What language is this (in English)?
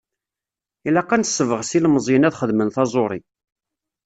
Kabyle